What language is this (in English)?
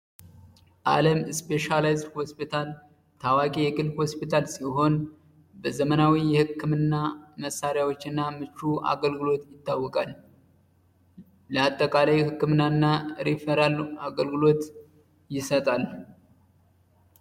Amharic